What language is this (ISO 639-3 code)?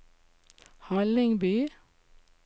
nor